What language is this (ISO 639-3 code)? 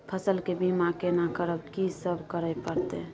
mai